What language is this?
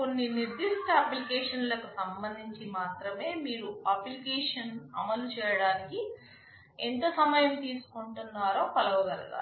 Telugu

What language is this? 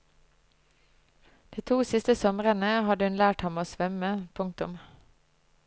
Norwegian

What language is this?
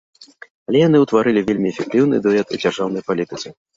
Belarusian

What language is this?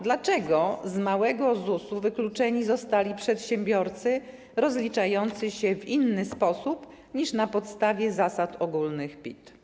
Polish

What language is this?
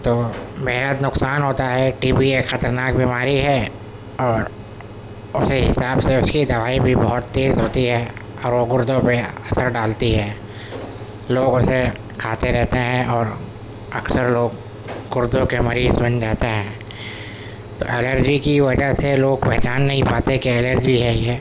Urdu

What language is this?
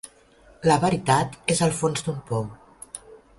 Catalan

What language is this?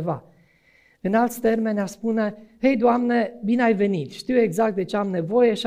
Romanian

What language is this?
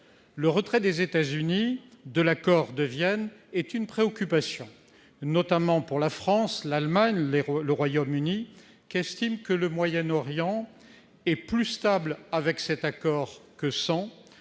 French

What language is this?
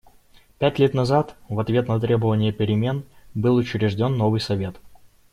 Russian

